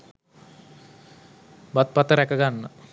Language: Sinhala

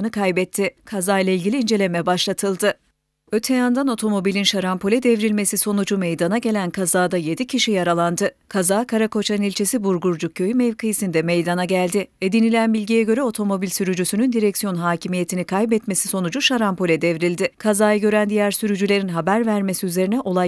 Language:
Turkish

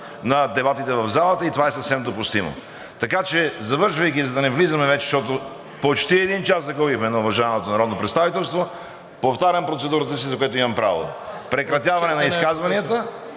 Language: Bulgarian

